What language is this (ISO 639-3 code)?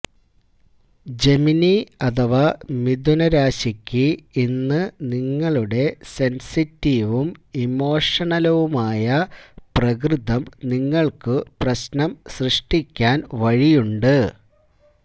mal